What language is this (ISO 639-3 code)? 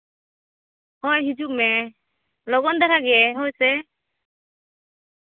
sat